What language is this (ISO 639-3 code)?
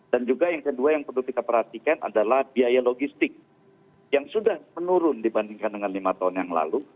ind